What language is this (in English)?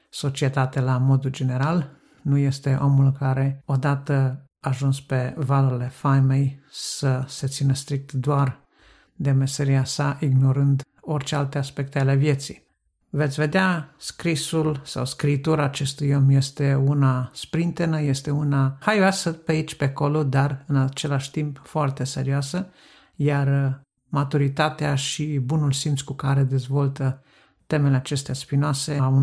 Romanian